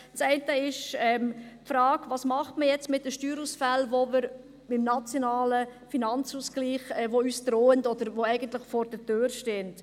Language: Swiss German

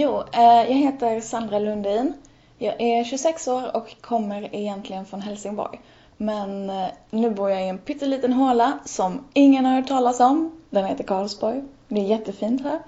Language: Swedish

